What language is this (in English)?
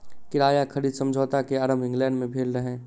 Maithili